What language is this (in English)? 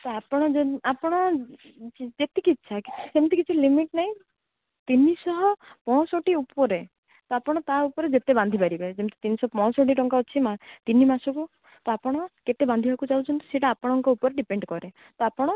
Odia